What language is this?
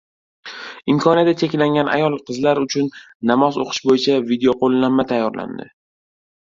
Uzbek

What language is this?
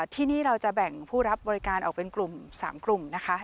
Thai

